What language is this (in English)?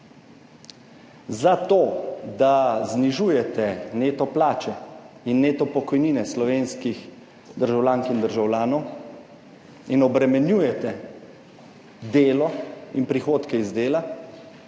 Slovenian